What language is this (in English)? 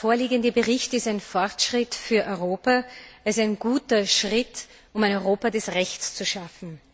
German